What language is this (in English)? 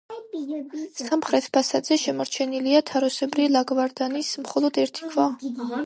Georgian